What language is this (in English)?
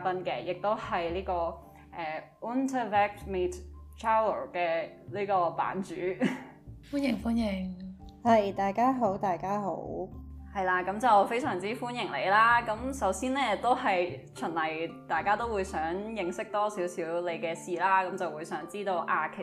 Chinese